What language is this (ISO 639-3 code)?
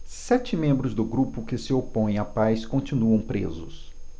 por